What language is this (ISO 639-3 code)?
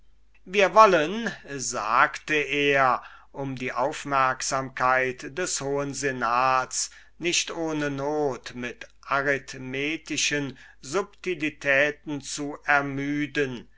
deu